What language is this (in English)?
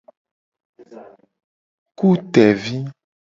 Gen